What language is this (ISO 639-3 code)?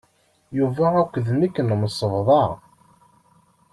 kab